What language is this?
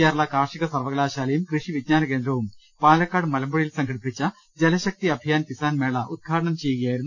Malayalam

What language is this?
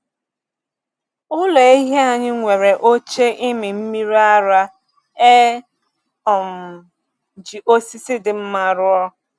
Igbo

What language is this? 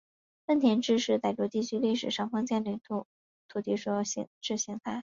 Chinese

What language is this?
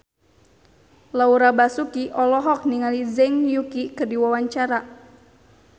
Sundanese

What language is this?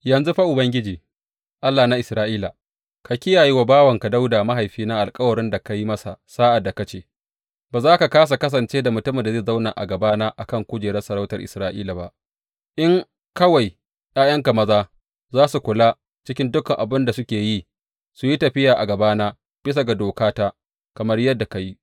Hausa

